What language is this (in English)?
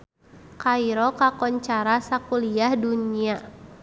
Sundanese